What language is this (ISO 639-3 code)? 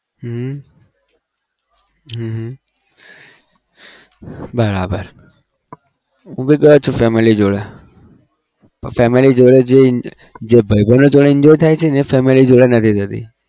guj